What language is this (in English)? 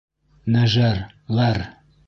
Bashkir